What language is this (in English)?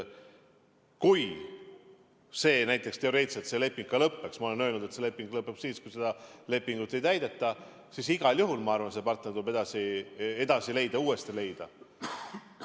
Estonian